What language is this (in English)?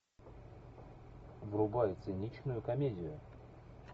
Russian